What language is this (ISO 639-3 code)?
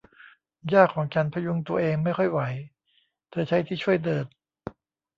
tha